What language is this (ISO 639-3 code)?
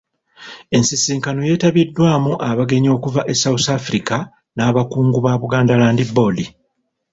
lug